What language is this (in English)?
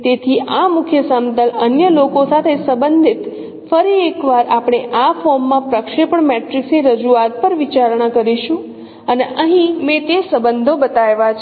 Gujarati